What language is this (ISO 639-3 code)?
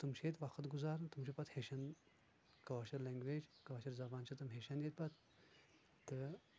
kas